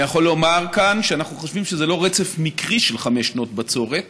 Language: Hebrew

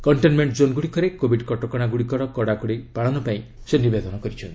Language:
Odia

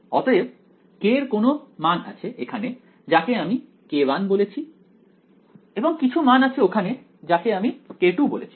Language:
Bangla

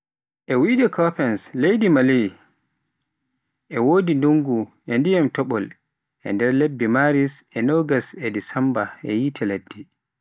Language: Pular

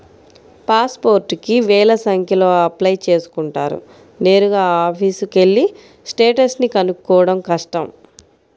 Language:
Telugu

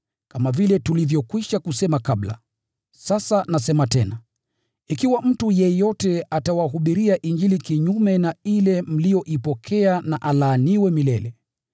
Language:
Swahili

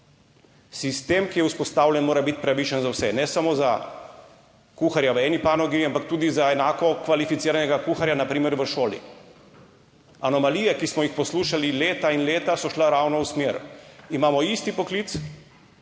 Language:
Slovenian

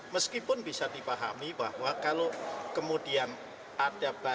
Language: Indonesian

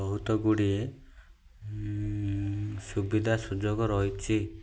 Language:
Odia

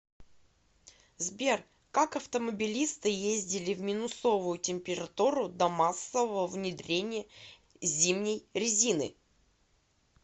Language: Russian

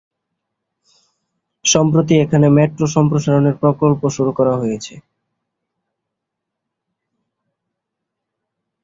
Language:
Bangla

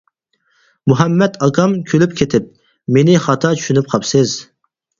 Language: Uyghur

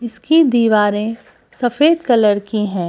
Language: Hindi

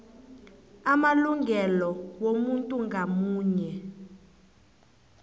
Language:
South Ndebele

